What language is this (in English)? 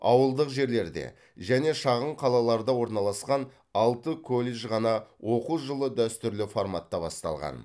Kazakh